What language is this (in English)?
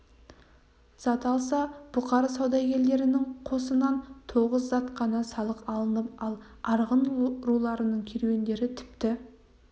Kazakh